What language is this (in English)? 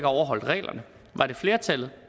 Danish